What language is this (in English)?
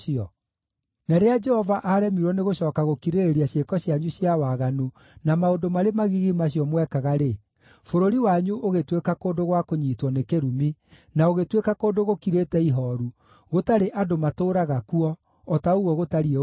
Kikuyu